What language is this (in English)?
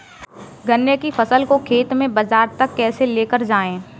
Hindi